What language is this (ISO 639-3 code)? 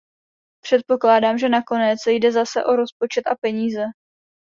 ces